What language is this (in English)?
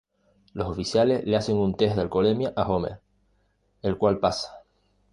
Spanish